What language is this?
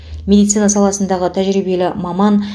Kazakh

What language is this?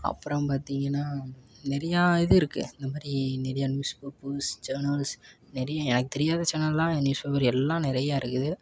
Tamil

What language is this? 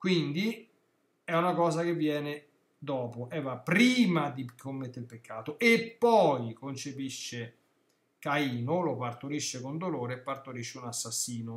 Italian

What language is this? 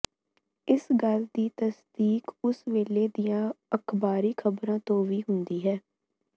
Punjabi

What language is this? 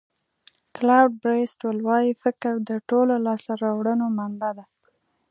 Pashto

